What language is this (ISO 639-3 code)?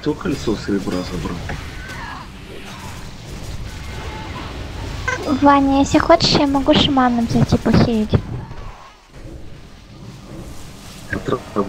rus